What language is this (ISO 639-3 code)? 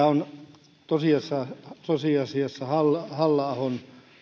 fin